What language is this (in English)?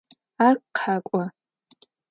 Adyghe